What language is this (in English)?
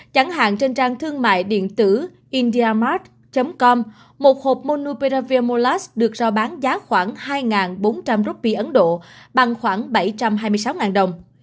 Vietnamese